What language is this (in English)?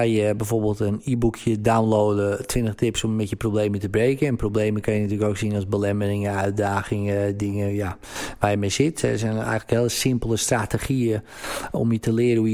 Dutch